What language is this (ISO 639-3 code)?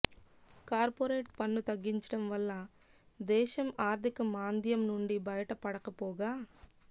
tel